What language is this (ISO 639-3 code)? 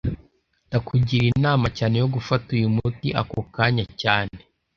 kin